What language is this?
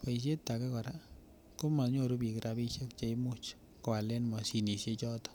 Kalenjin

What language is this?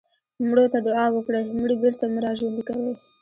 Pashto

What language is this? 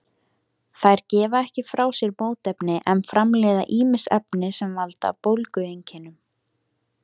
Icelandic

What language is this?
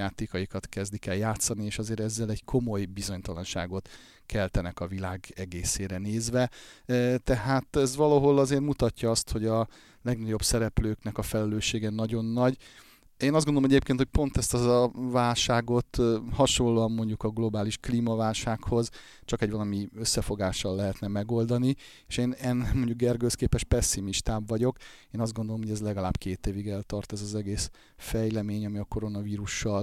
Hungarian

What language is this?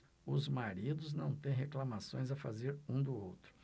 Portuguese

